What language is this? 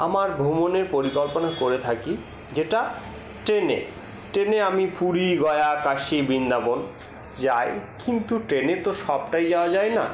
Bangla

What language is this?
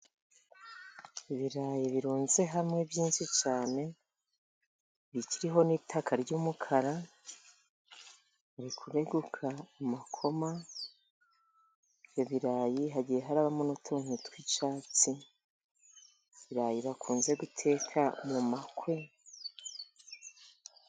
Kinyarwanda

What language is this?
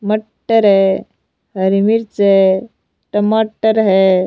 Rajasthani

